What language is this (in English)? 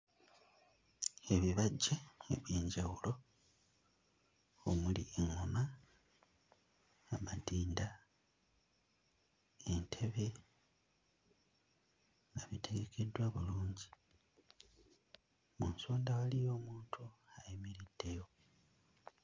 Ganda